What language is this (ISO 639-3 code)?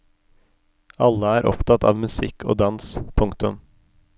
nor